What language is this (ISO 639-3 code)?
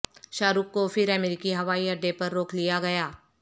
urd